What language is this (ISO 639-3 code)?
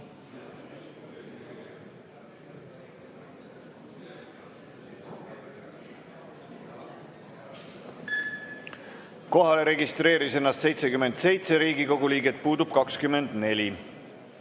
est